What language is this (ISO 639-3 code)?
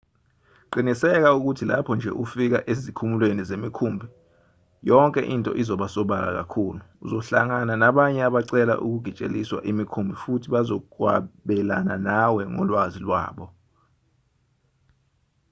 zul